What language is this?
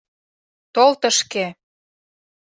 Mari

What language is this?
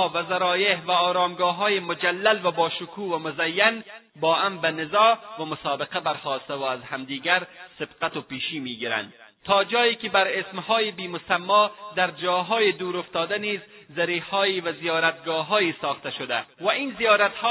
Persian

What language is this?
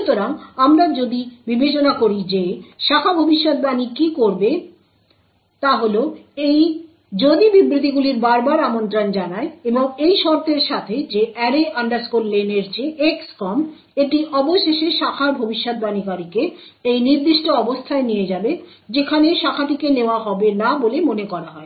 Bangla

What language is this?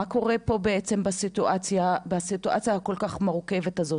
Hebrew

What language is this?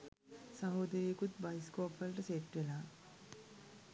Sinhala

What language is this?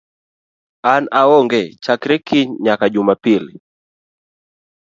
Luo (Kenya and Tanzania)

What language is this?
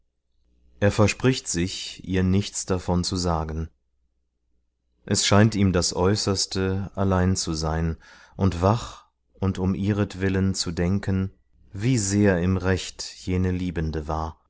German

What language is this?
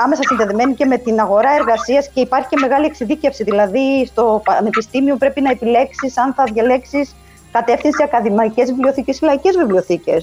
Greek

